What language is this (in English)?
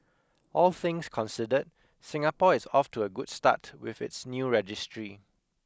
English